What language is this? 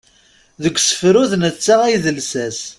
Kabyle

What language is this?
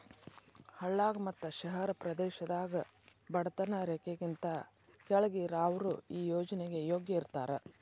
Kannada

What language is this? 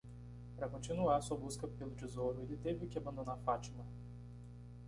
Portuguese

